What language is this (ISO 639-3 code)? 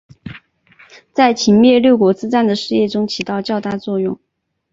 zho